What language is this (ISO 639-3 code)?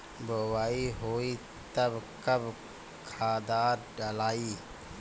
bho